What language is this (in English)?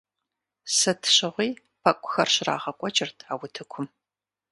Kabardian